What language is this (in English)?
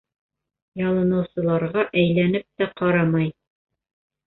Bashkir